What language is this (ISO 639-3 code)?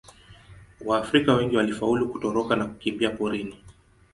swa